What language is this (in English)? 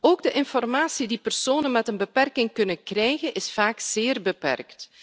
Dutch